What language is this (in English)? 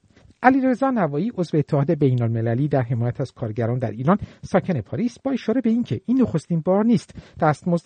Persian